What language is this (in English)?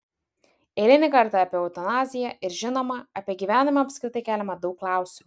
Lithuanian